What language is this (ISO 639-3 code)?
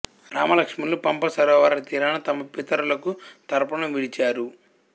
tel